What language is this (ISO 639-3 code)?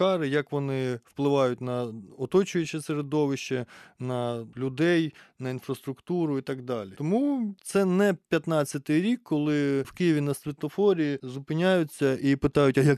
ukr